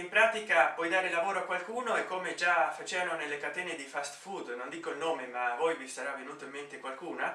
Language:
Italian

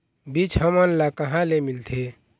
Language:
Chhattisgarhi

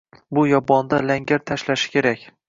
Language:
Uzbek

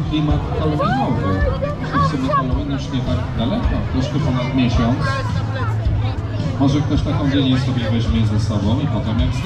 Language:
Polish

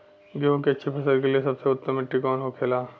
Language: Bhojpuri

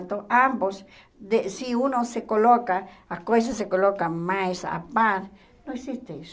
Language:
Portuguese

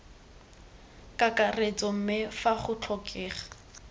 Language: Tswana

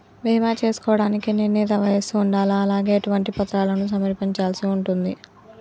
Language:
Telugu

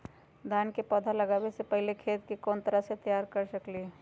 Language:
Magahi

